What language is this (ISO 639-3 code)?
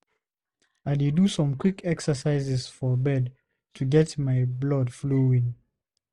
pcm